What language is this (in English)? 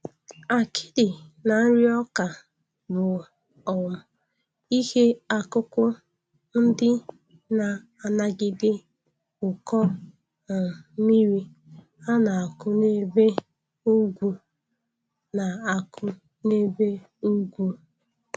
Igbo